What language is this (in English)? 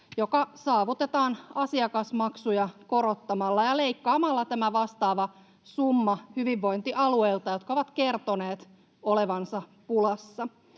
Finnish